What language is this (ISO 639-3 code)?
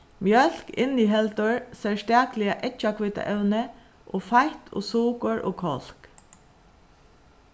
fao